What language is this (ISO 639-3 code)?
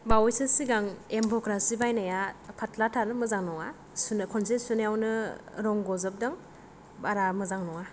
brx